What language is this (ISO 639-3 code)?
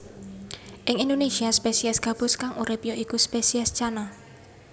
jav